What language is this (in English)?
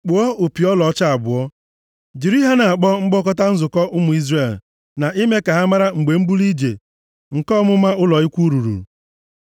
Igbo